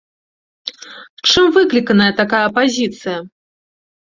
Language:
Belarusian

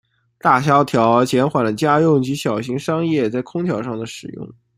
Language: Chinese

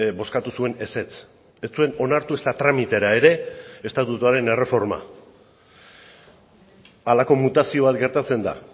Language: Basque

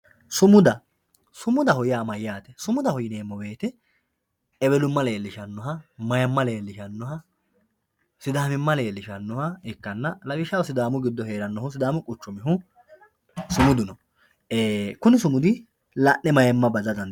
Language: Sidamo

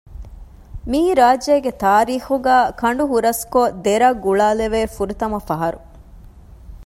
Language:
Divehi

